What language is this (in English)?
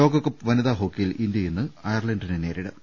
Malayalam